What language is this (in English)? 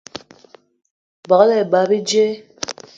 Eton (Cameroon)